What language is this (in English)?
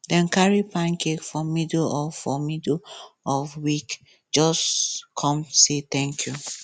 Nigerian Pidgin